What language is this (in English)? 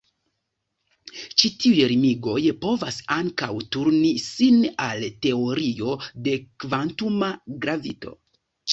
Esperanto